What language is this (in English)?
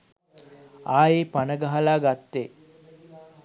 Sinhala